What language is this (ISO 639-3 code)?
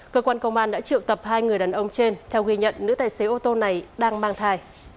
vie